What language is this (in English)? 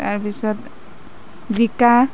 Assamese